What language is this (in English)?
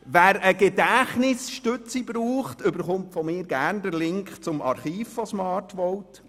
Swiss German